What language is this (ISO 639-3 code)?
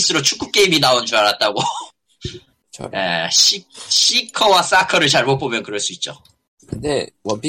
kor